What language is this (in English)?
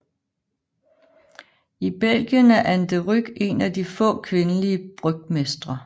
Danish